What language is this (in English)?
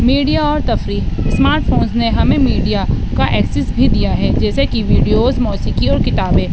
Urdu